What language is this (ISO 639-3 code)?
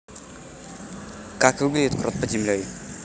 rus